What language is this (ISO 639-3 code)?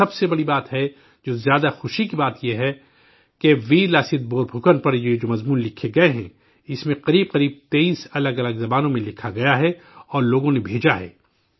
urd